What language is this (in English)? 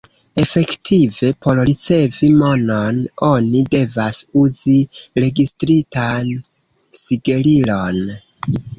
Esperanto